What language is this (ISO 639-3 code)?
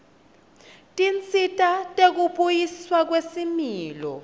ssw